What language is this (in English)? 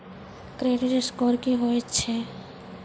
Maithili